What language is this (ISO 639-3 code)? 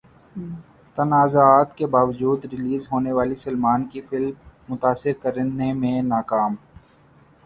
urd